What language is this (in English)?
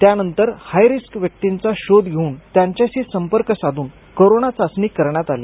Marathi